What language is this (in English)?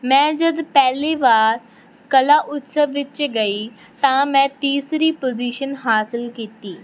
Punjabi